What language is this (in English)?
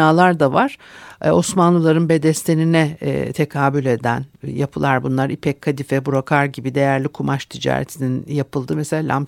Turkish